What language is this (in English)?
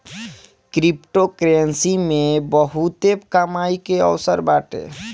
Bhojpuri